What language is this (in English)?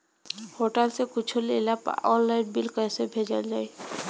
Bhojpuri